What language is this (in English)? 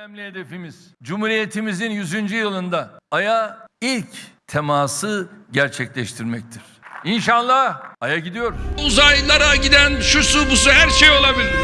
Turkish